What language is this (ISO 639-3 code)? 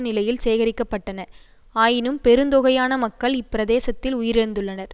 tam